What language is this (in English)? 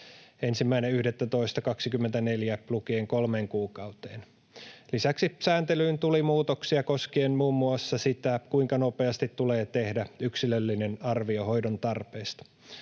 Finnish